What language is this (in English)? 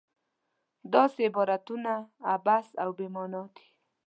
Pashto